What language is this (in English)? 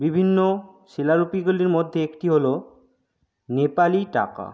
Bangla